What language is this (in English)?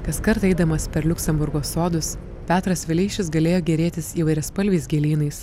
Lithuanian